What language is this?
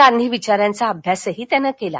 Marathi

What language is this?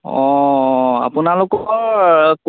Assamese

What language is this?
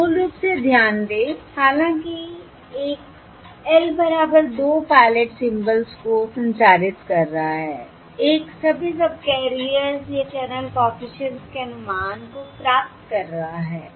Hindi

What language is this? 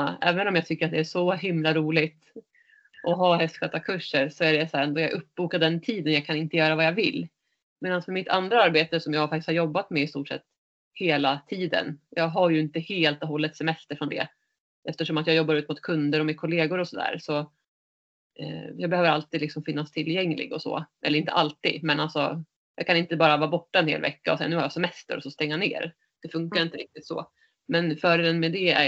Swedish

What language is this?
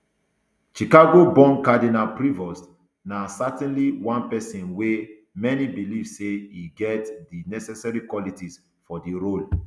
Nigerian Pidgin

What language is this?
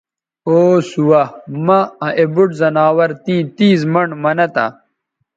Bateri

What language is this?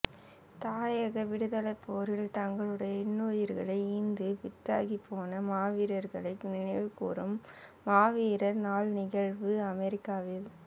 Tamil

